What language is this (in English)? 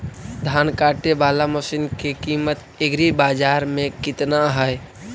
Magahi